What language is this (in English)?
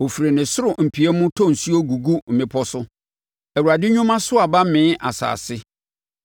Akan